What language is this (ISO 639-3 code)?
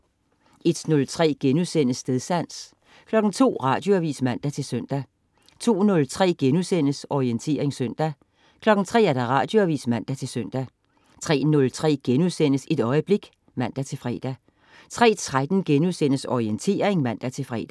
dan